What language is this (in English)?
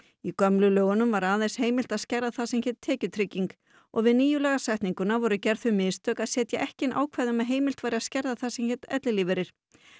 Icelandic